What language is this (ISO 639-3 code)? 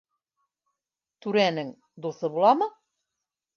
bak